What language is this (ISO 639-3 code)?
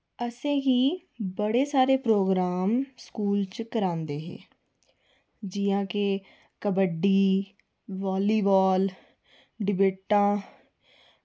doi